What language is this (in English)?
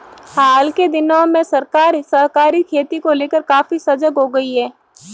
Hindi